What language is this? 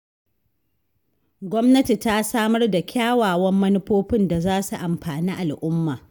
Hausa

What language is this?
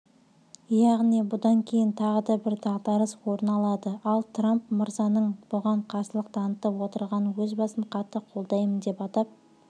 Kazakh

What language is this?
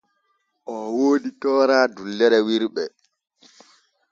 Borgu Fulfulde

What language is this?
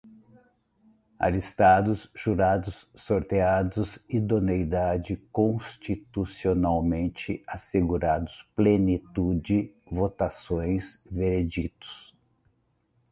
Portuguese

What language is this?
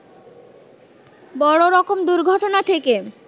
Bangla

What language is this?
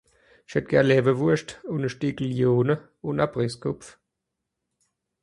Swiss German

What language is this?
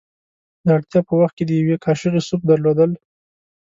Pashto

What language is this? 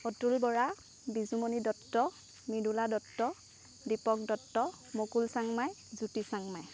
Assamese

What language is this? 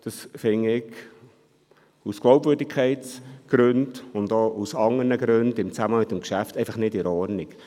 Swiss German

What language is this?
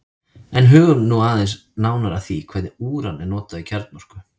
Icelandic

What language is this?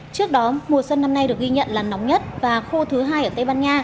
Vietnamese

